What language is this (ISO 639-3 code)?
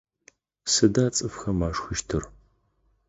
ady